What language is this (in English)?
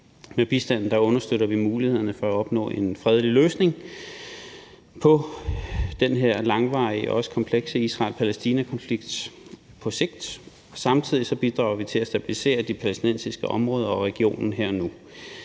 Danish